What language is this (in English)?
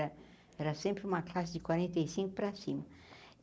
Portuguese